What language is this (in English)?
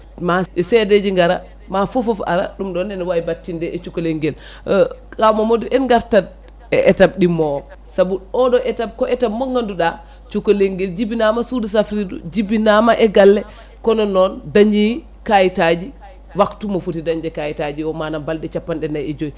Fula